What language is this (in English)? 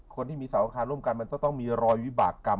Thai